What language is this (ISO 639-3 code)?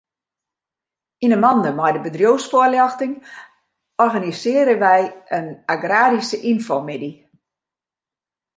fry